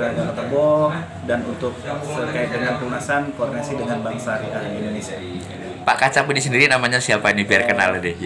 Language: Indonesian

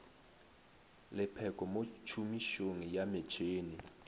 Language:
Northern Sotho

